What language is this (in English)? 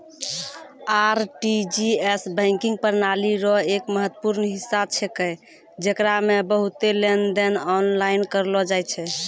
Maithili